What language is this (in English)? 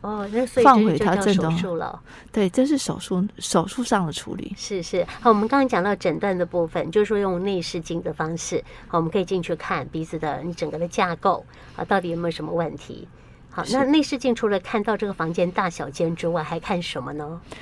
Chinese